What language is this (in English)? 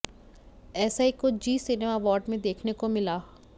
Hindi